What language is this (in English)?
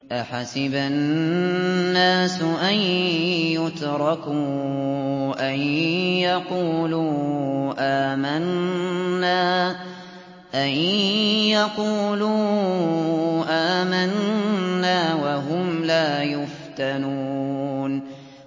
Arabic